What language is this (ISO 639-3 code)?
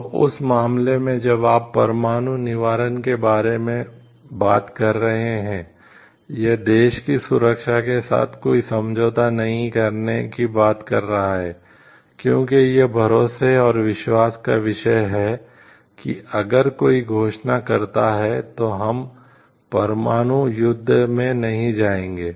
hin